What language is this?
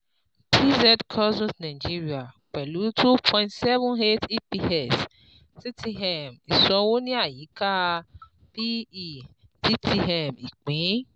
Yoruba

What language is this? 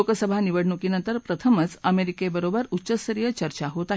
Marathi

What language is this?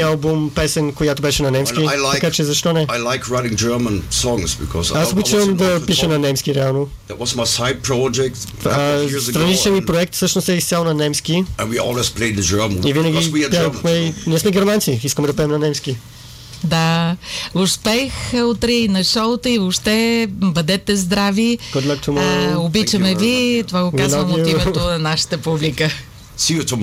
Bulgarian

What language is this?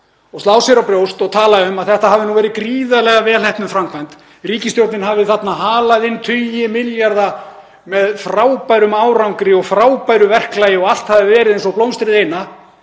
Icelandic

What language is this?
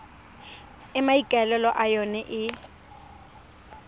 Tswana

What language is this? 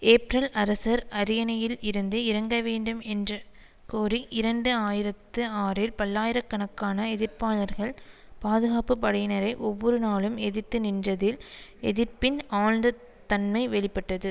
Tamil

